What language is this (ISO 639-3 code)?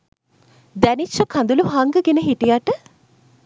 sin